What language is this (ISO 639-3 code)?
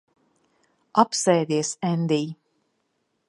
lav